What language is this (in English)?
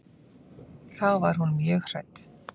Icelandic